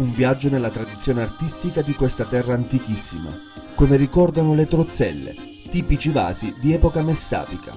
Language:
Italian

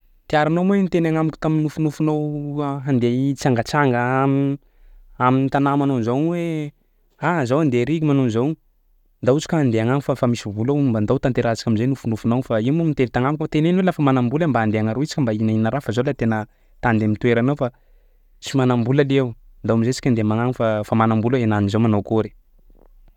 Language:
Sakalava Malagasy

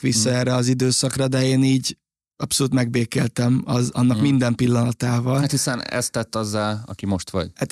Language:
Hungarian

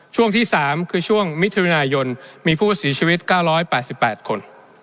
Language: Thai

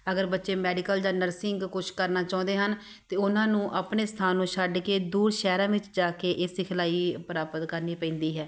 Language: Punjabi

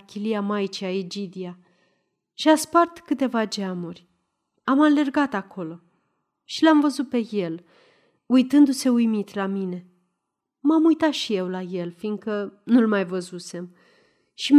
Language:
Romanian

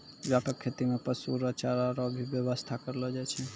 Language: Maithili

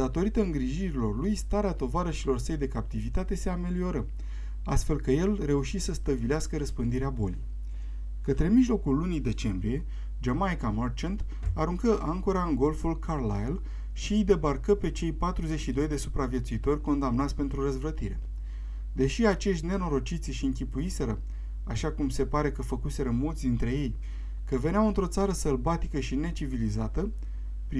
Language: Romanian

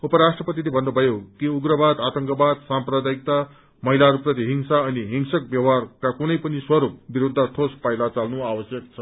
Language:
Nepali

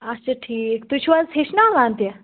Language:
Kashmiri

